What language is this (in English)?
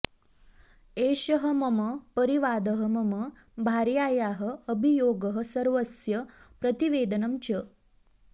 Sanskrit